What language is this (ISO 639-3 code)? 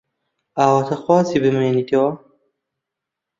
ckb